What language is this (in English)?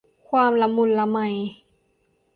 Thai